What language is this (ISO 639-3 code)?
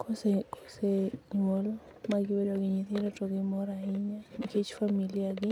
luo